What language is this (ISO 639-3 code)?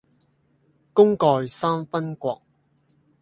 yue